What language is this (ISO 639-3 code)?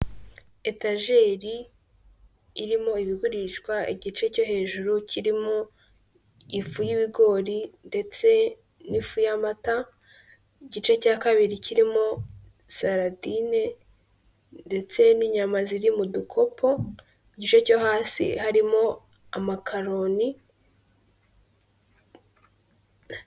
kin